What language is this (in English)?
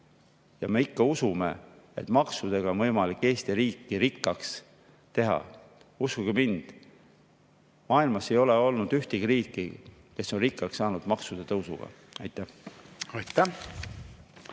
Estonian